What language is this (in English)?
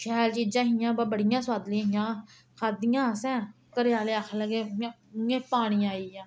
Dogri